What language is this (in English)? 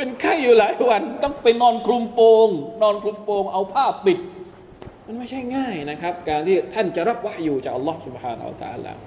Thai